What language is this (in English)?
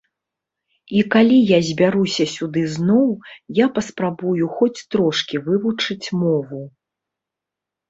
Belarusian